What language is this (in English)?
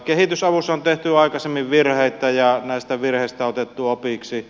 Finnish